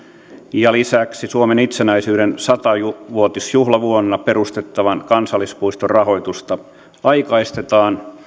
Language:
Finnish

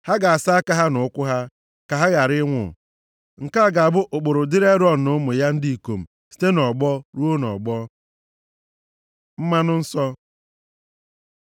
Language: Igbo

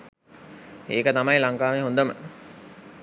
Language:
Sinhala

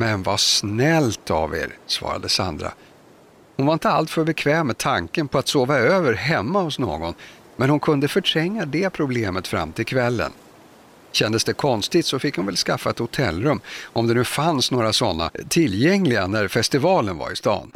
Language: Swedish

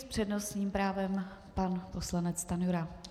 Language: Czech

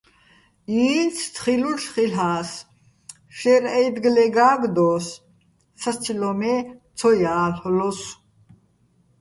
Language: Bats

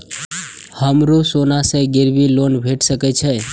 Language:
Maithili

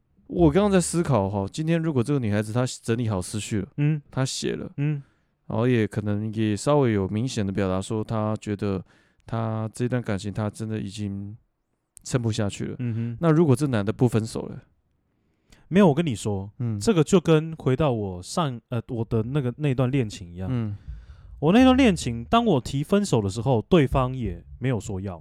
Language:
Chinese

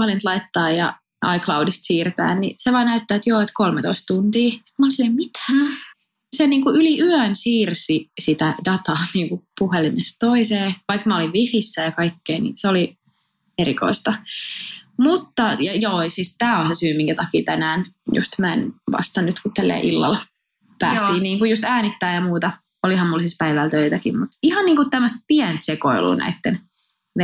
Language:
Finnish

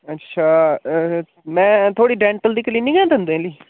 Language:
Dogri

